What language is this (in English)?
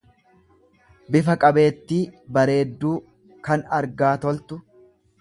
Oromo